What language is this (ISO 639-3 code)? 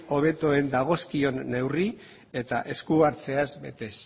eus